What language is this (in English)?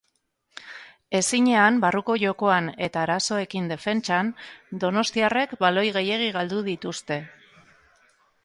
Basque